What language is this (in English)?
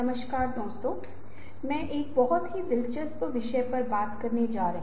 Hindi